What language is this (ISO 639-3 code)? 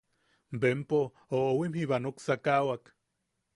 yaq